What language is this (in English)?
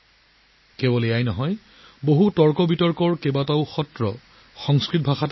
Assamese